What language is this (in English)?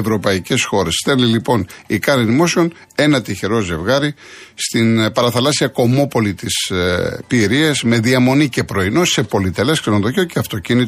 Greek